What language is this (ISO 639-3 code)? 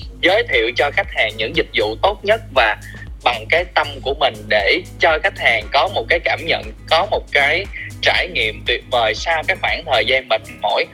vie